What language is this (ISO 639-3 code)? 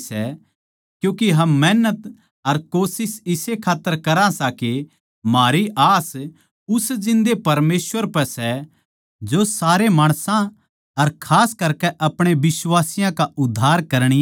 bgc